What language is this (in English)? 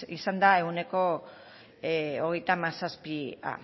Basque